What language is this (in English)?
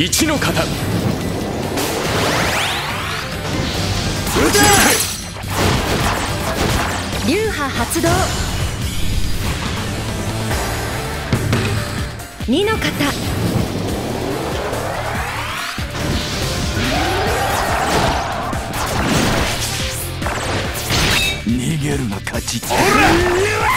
Japanese